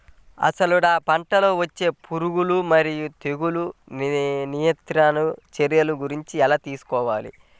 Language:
Telugu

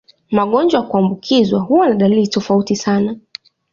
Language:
Swahili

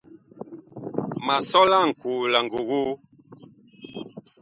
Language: Bakoko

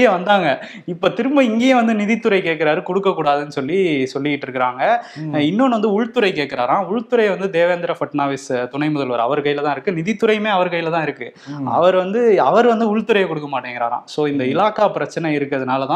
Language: Tamil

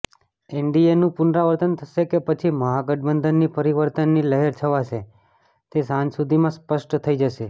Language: Gujarati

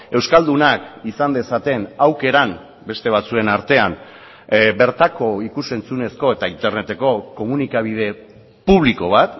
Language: Basque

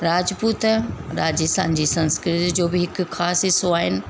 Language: Sindhi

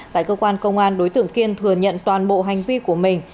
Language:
Vietnamese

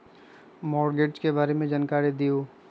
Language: Magahi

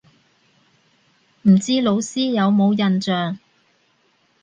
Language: Cantonese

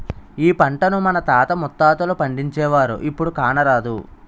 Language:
Telugu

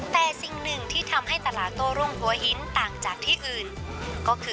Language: Thai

